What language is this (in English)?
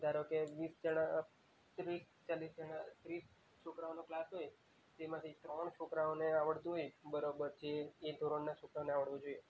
Gujarati